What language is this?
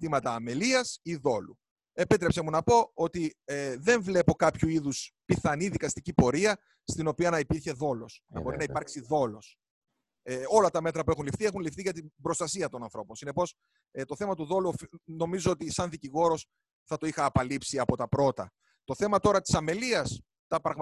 Greek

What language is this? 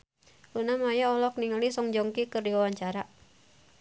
Sundanese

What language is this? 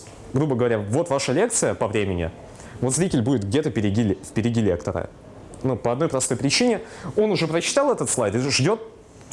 Russian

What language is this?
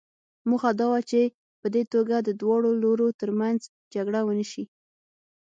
Pashto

